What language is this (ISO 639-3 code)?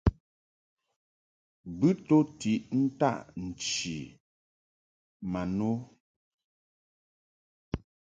mhk